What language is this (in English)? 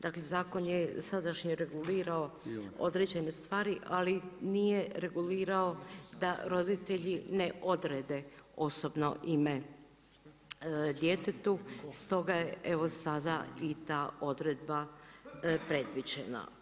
Croatian